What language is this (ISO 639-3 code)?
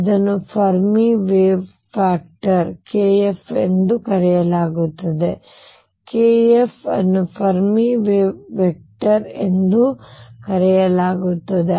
kan